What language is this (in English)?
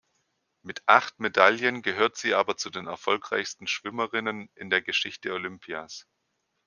German